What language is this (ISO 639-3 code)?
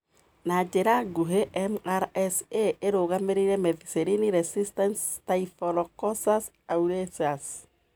kik